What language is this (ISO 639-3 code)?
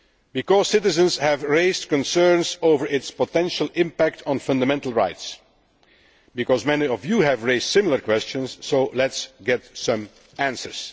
eng